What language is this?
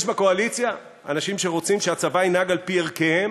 Hebrew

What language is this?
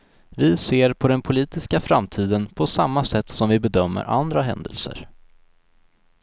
Swedish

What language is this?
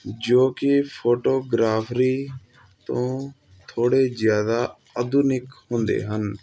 Punjabi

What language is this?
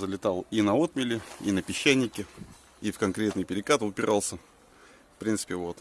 Russian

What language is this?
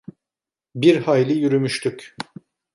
Turkish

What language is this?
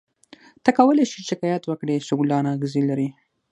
Pashto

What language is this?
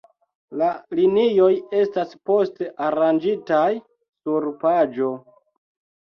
Esperanto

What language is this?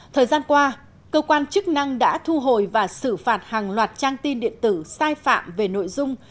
Vietnamese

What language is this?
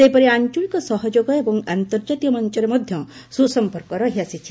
Odia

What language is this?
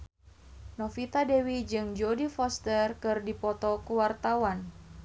Sundanese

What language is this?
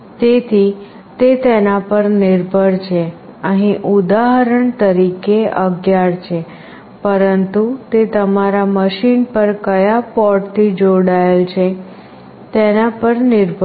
Gujarati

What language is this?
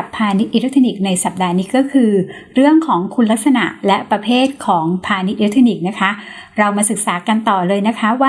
Thai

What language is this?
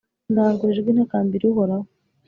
Kinyarwanda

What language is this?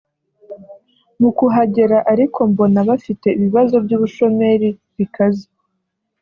Kinyarwanda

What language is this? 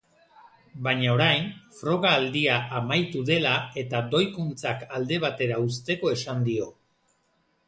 Basque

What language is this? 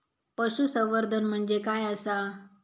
Marathi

